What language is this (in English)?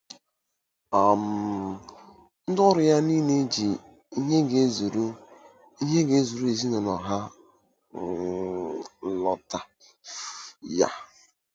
Igbo